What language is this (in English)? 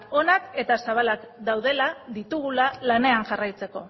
Basque